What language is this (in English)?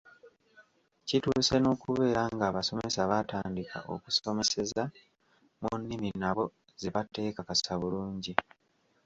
Ganda